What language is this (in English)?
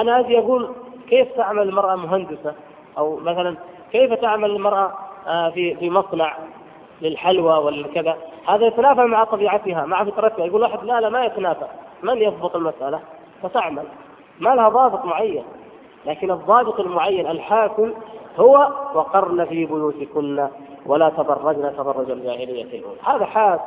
Arabic